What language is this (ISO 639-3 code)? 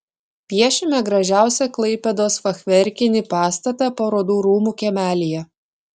lit